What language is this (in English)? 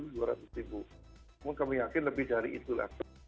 Indonesian